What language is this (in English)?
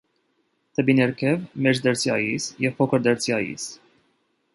Armenian